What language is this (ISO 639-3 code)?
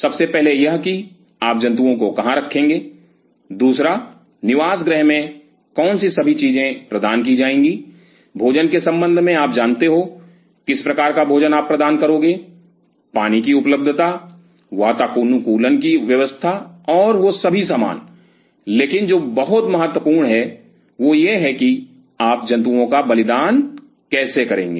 hin